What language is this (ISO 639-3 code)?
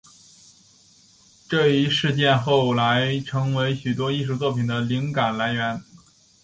zho